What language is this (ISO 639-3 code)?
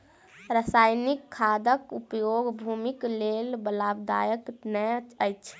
mai